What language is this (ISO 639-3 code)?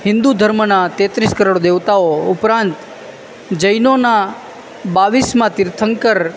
guj